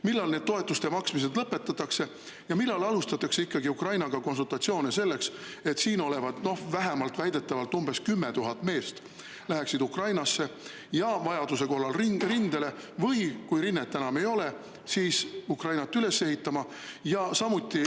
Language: Estonian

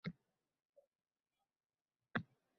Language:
Uzbek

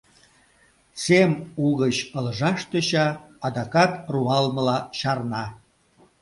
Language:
Mari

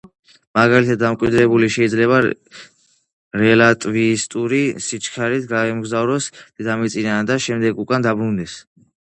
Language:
Georgian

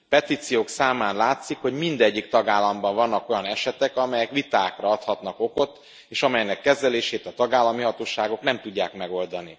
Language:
Hungarian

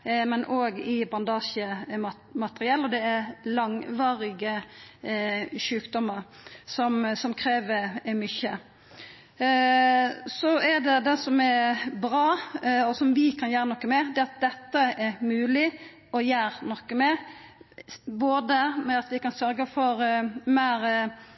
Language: Norwegian Nynorsk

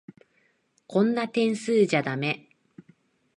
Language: Japanese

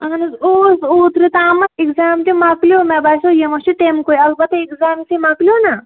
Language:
Kashmiri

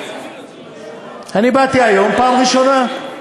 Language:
Hebrew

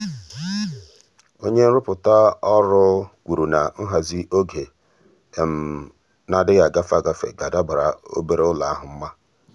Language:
Igbo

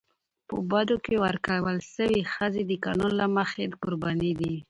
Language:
Pashto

